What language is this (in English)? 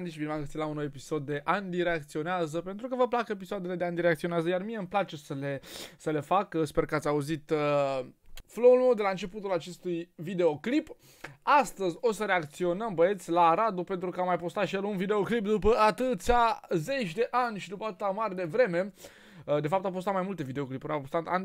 Romanian